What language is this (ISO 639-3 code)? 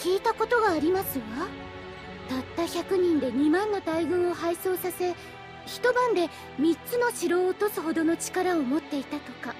jpn